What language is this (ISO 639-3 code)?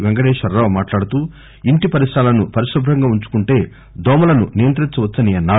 tel